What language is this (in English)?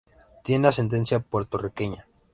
Spanish